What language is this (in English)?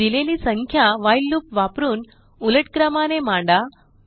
Marathi